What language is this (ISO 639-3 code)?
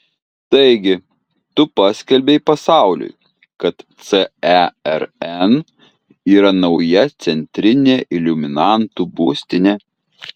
lit